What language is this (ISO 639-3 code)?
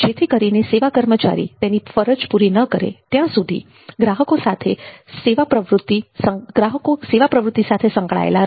guj